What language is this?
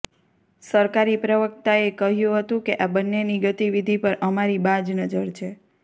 Gujarati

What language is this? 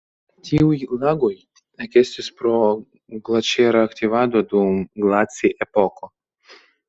Esperanto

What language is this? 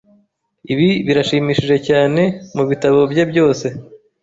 Kinyarwanda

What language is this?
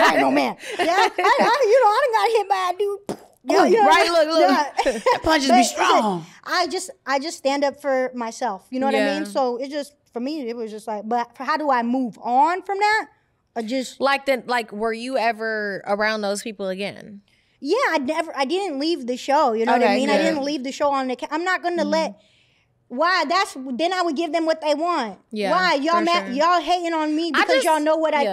English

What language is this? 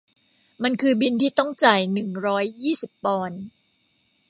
Thai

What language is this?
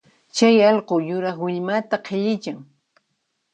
Puno Quechua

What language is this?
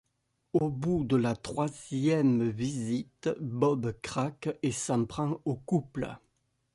French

